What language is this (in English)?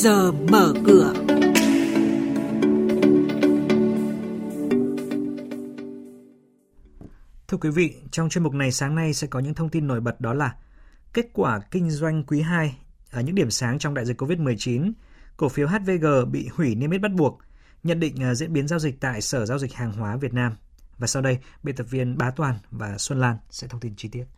Vietnamese